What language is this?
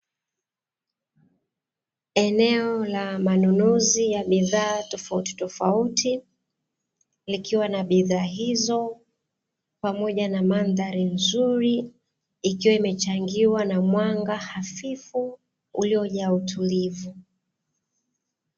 Swahili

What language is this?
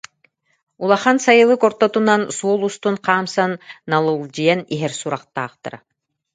Yakut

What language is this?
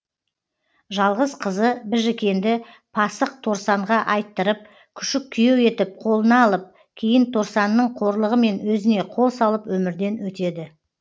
Kazakh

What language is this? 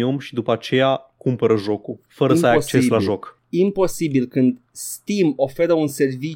Romanian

